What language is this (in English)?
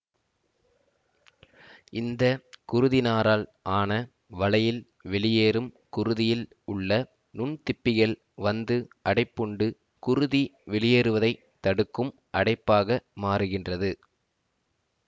Tamil